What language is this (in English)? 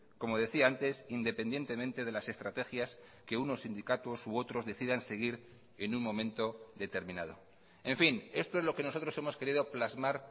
Spanish